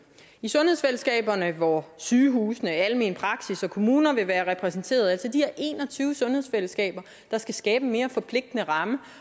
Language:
Danish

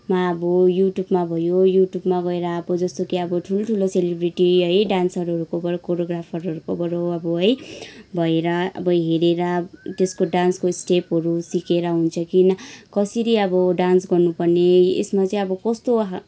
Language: Nepali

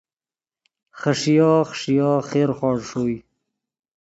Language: Yidgha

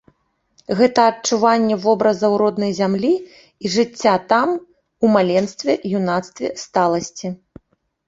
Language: Belarusian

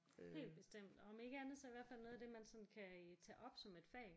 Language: Danish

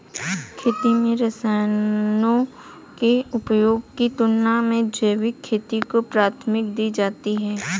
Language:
Hindi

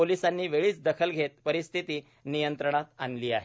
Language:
Marathi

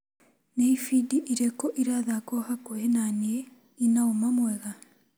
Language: Kikuyu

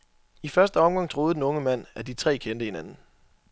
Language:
Danish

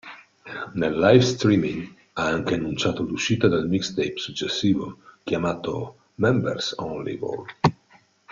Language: Italian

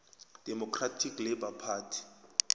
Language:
South Ndebele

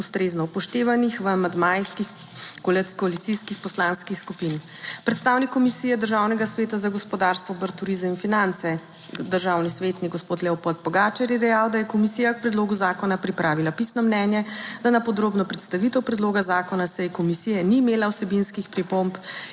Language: Slovenian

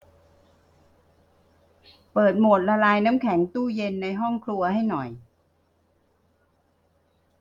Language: Thai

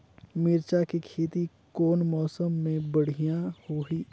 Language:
Chhattisgarhi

